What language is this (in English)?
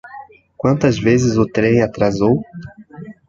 Portuguese